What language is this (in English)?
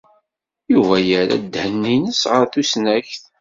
Kabyle